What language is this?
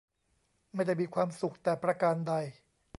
Thai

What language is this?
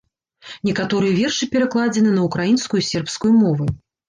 Belarusian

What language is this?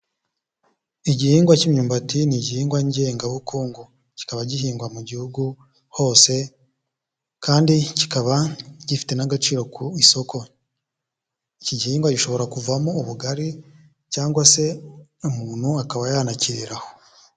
Kinyarwanda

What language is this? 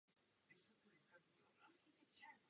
Czech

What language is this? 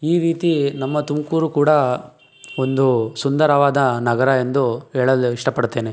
Kannada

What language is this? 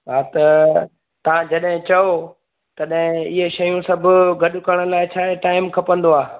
Sindhi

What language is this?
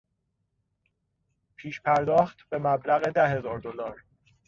Persian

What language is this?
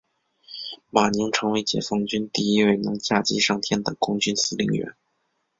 Chinese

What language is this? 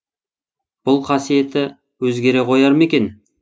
Kazakh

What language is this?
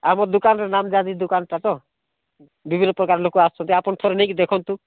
Odia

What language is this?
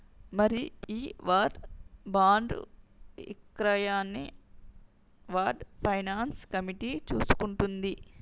Telugu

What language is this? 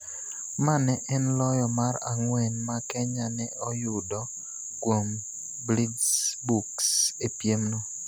Luo (Kenya and Tanzania)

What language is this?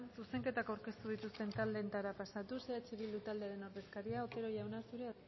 Basque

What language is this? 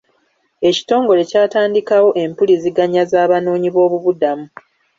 Ganda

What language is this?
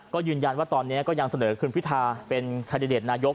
Thai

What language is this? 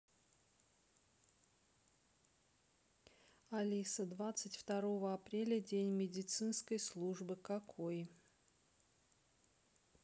Russian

